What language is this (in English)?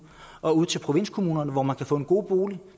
Danish